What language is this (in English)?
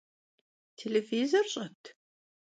Kabardian